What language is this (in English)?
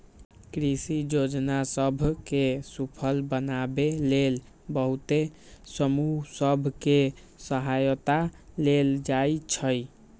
Magahi